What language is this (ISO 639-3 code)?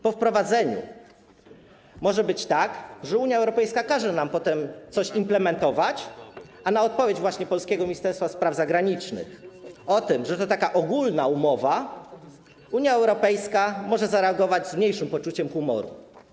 pol